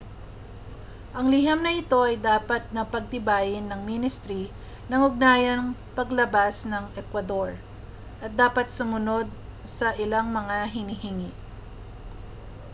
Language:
Filipino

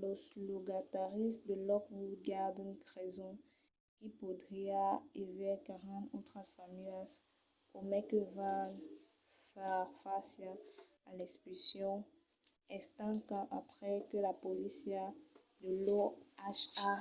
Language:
Occitan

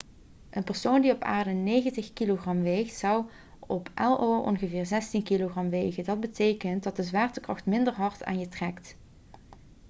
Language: Dutch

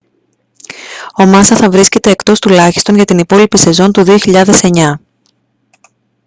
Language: Greek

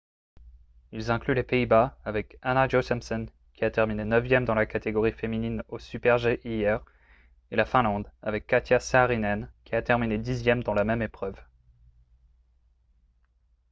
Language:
French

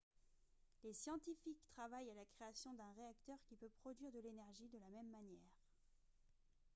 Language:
French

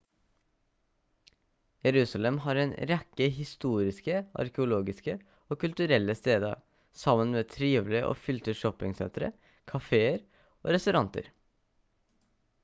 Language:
Norwegian Bokmål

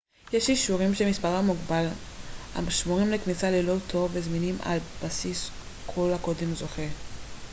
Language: Hebrew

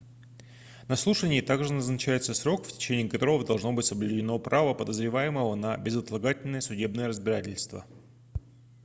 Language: Russian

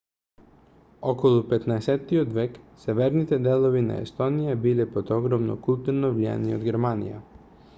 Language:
Macedonian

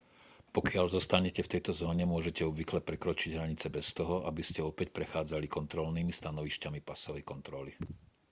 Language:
Slovak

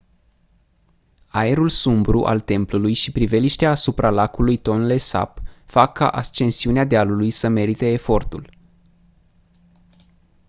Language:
Romanian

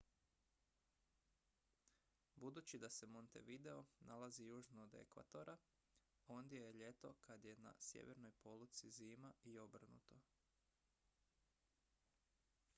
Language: Croatian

